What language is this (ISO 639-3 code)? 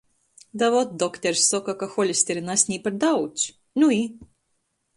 ltg